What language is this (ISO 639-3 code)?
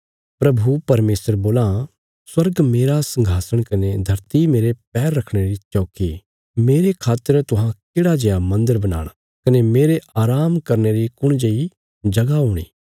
kfs